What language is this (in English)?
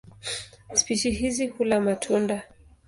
Swahili